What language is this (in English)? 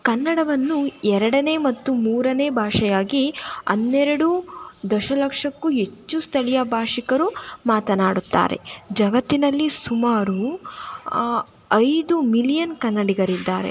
Kannada